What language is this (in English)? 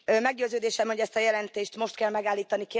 Hungarian